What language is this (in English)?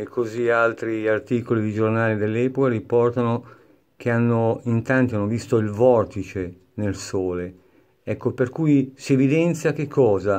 Italian